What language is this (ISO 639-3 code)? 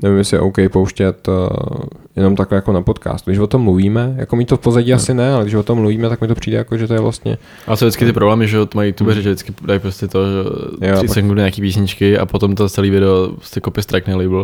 ces